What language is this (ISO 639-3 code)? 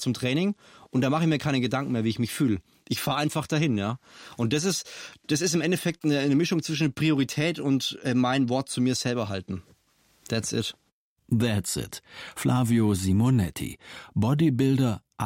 deu